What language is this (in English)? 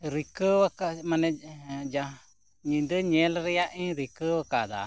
Santali